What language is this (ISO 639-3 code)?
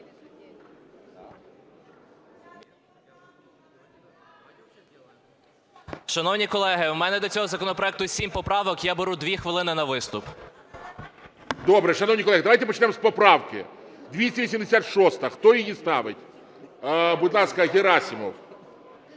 ukr